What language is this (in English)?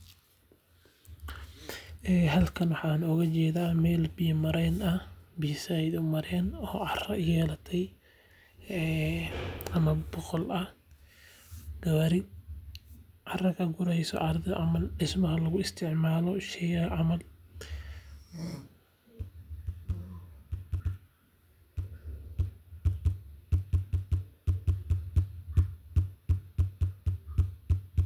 Somali